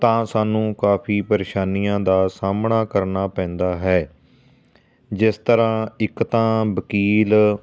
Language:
Punjabi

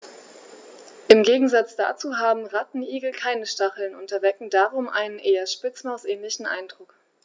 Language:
German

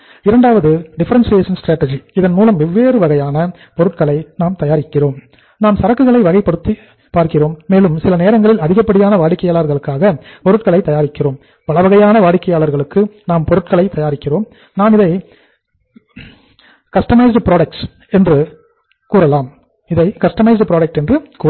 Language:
Tamil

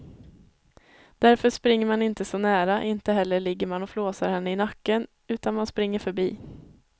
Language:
Swedish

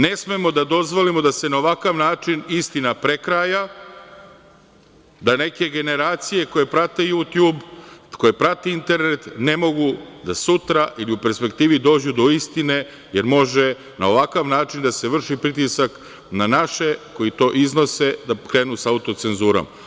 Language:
Serbian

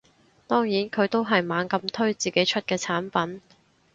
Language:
Cantonese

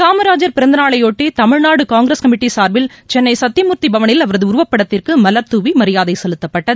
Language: Tamil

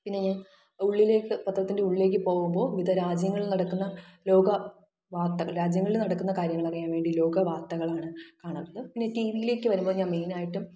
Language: Malayalam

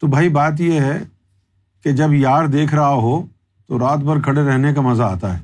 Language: Urdu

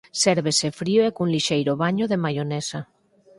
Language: Galician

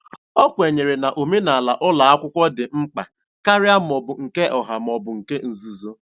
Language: Igbo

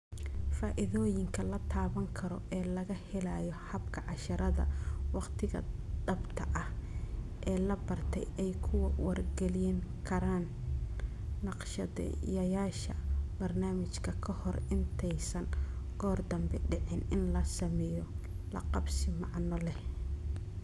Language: Somali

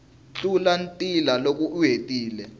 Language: Tsonga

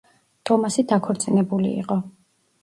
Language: Georgian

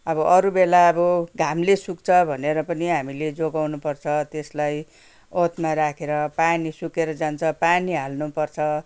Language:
Nepali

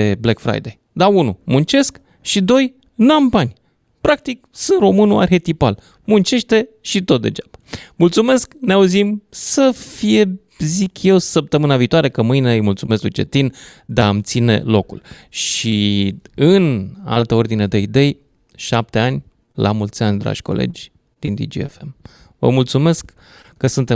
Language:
Romanian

